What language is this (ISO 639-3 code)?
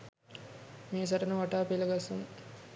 sin